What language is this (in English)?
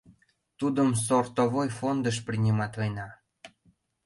Mari